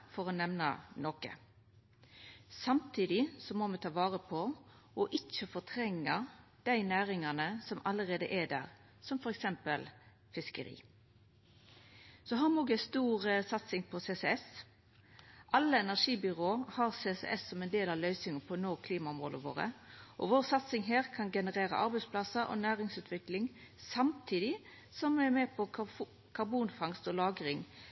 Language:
Norwegian Nynorsk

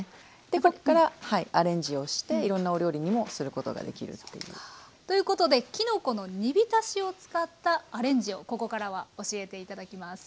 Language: Japanese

